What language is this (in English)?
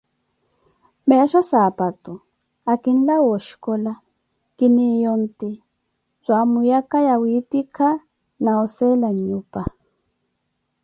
Koti